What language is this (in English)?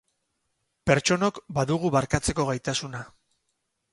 Basque